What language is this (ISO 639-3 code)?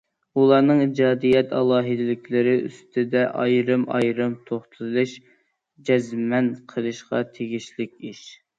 uig